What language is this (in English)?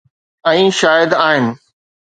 Sindhi